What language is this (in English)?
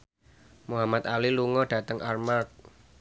Javanese